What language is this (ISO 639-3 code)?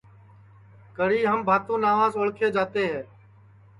ssi